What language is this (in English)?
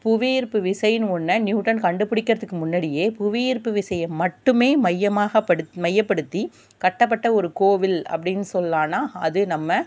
Tamil